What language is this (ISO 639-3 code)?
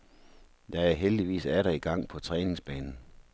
dan